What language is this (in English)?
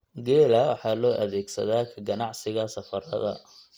Somali